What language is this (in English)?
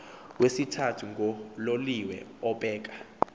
Xhosa